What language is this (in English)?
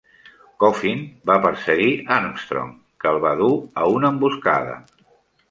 Catalan